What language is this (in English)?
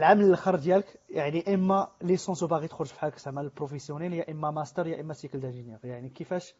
Arabic